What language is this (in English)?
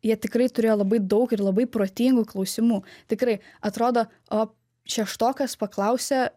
Lithuanian